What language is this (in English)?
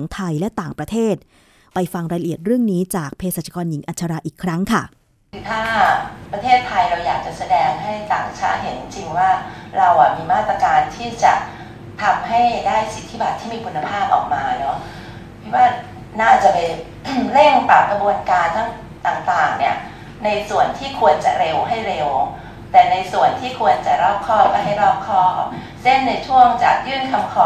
Thai